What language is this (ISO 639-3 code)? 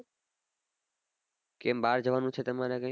guj